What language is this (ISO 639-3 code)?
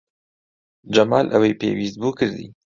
ckb